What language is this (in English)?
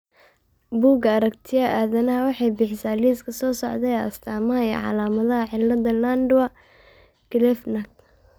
Somali